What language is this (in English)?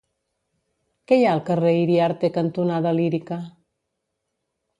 Catalan